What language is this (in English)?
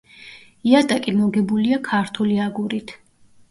Georgian